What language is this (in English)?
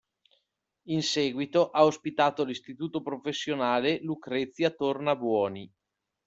Italian